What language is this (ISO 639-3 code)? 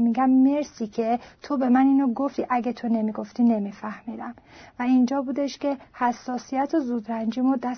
fas